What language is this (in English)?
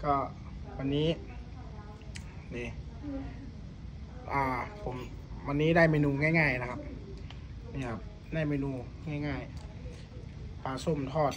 Thai